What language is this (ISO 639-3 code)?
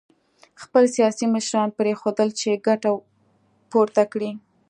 pus